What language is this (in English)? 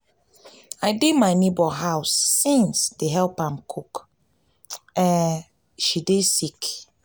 Nigerian Pidgin